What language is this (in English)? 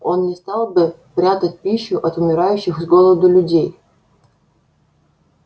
Russian